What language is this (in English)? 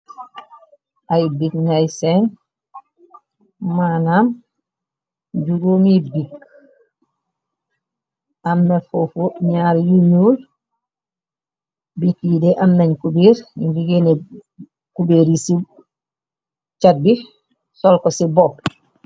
Wolof